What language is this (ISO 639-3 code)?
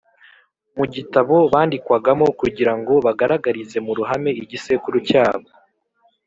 kin